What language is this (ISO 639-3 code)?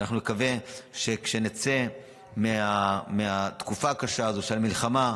heb